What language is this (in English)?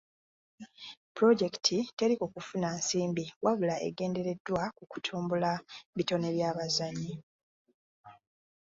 Ganda